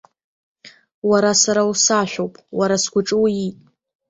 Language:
Abkhazian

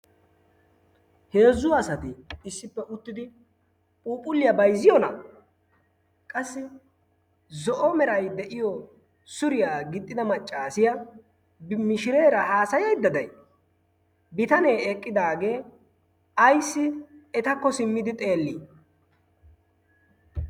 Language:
Wolaytta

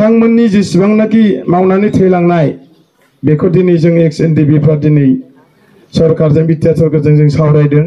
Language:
French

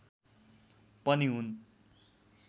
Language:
Nepali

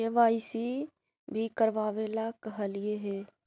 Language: Magahi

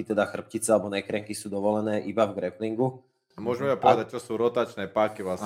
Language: Slovak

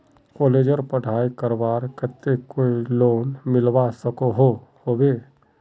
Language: Magahi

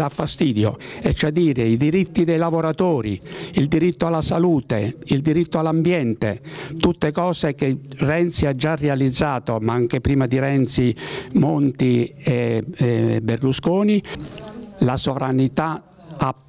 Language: Italian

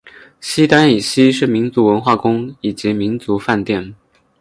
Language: Chinese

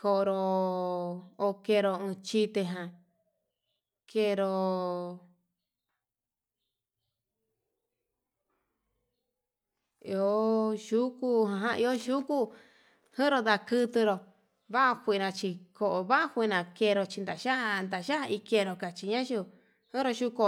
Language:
Yutanduchi Mixtec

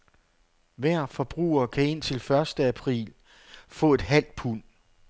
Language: Danish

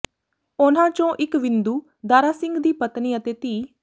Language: Punjabi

